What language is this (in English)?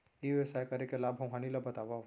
Chhattisgarhi